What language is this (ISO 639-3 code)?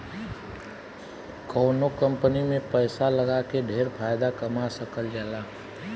bho